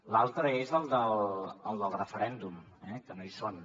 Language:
Catalan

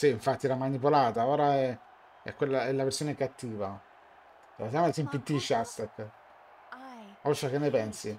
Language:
Italian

